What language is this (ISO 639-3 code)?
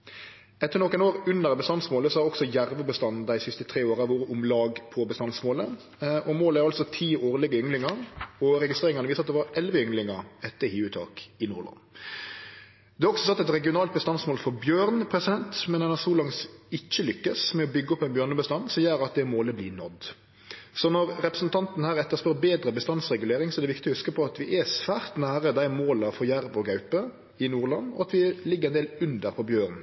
nno